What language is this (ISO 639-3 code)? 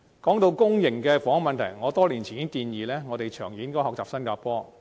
yue